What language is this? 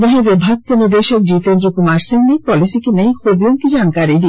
Hindi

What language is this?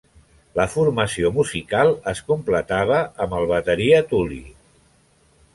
Catalan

